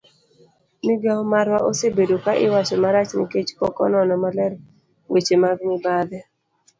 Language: Luo (Kenya and Tanzania)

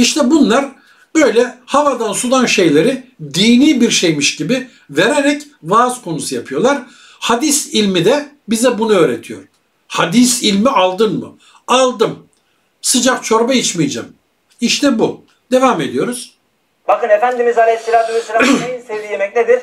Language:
Turkish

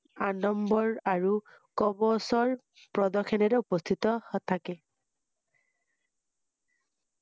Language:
Assamese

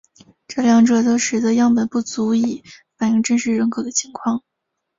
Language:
Chinese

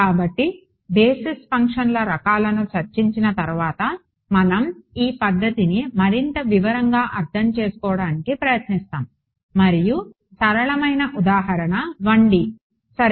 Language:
Telugu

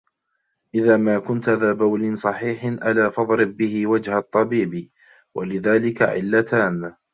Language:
Arabic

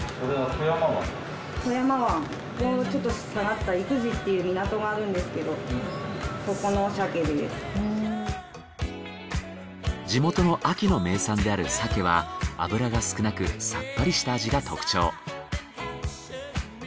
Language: Japanese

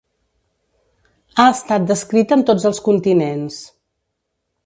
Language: Catalan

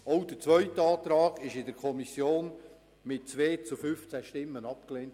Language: Swiss German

